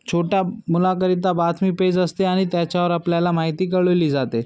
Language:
Marathi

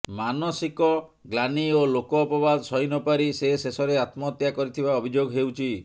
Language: Odia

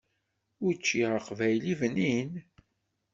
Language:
Kabyle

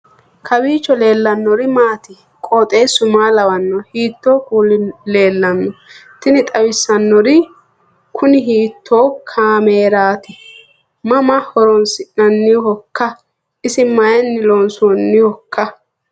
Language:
Sidamo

